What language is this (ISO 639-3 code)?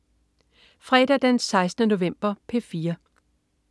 dan